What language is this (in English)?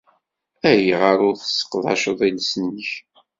Kabyle